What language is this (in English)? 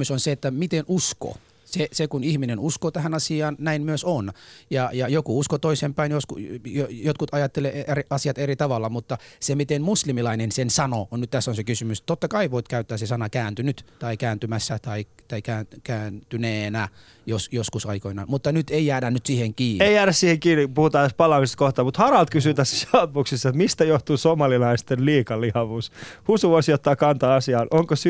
Finnish